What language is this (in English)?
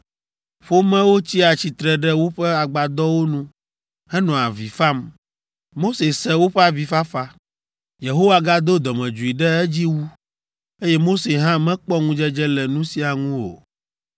Ewe